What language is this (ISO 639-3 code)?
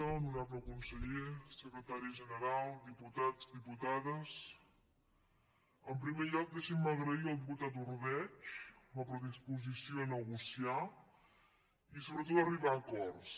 cat